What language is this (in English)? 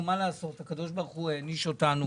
Hebrew